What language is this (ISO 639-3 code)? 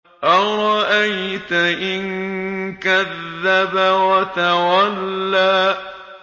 ara